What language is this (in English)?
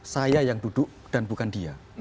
Indonesian